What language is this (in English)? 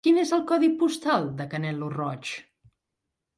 Catalan